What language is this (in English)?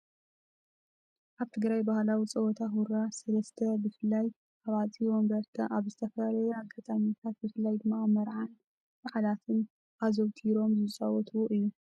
Tigrinya